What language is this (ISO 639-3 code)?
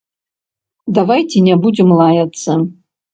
bel